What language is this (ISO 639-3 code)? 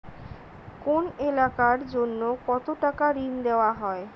ben